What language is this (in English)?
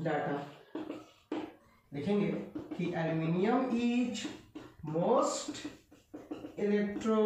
Hindi